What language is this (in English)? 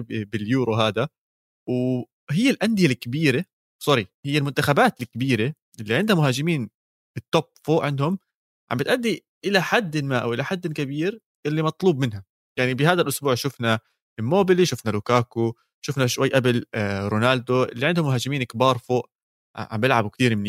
Arabic